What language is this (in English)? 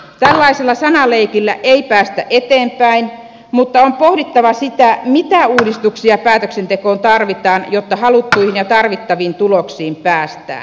Finnish